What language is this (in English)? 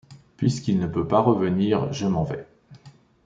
French